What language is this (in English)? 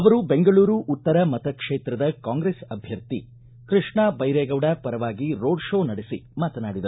Kannada